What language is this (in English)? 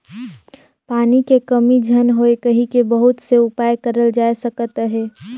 Chhattisgarhi